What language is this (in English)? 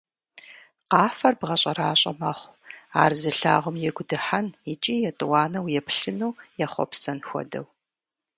Kabardian